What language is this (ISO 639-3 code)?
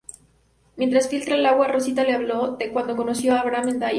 spa